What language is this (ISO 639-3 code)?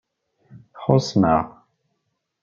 kab